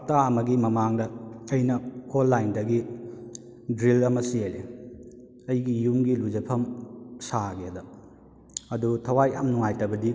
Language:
Manipuri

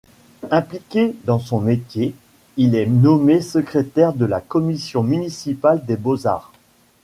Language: French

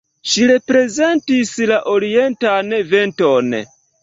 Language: Esperanto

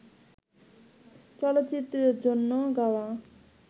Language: Bangla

